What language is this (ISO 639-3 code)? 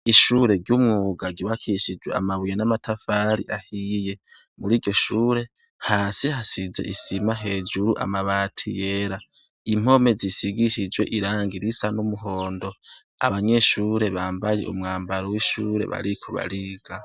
run